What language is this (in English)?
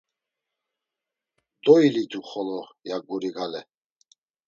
Laz